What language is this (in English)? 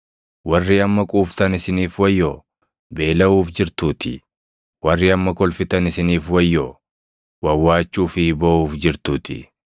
Oromo